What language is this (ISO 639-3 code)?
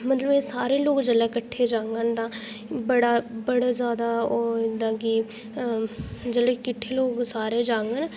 doi